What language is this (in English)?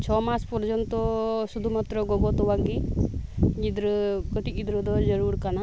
Santali